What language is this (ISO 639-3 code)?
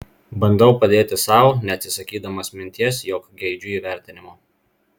lit